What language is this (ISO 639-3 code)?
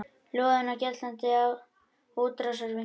isl